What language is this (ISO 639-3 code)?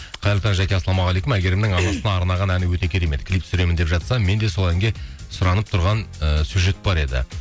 kaz